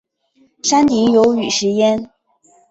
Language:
Chinese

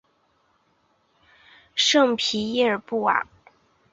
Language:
Chinese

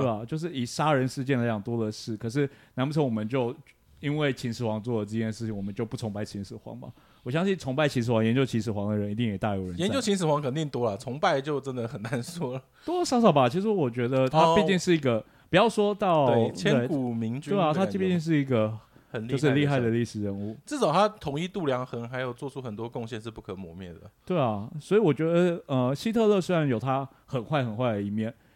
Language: Chinese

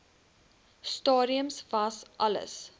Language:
Afrikaans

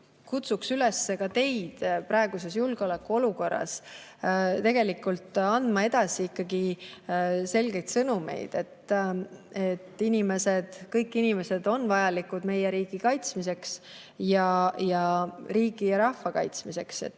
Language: Estonian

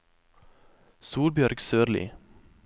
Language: Norwegian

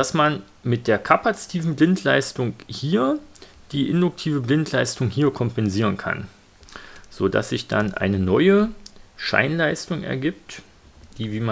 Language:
German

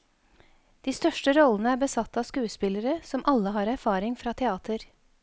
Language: Norwegian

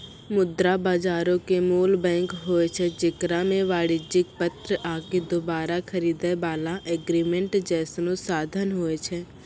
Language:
Maithili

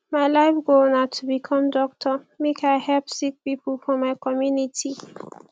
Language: Nigerian Pidgin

